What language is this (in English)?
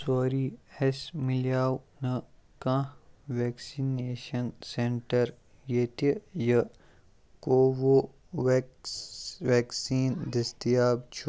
Kashmiri